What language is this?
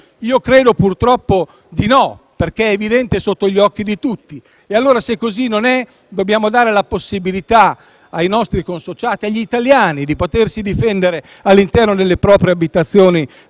Italian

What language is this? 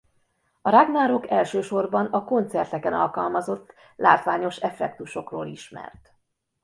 Hungarian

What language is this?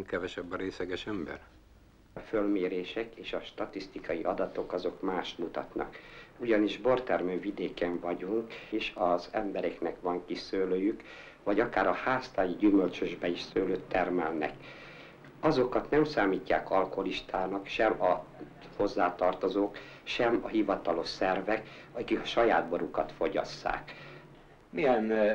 Hungarian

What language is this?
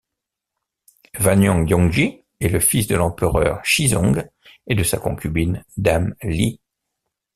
French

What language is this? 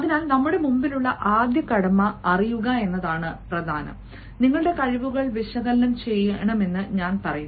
Malayalam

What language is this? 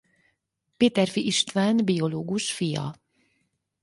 Hungarian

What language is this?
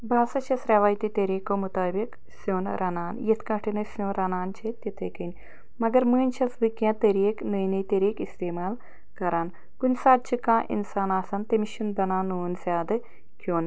Kashmiri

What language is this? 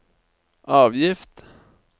Norwegian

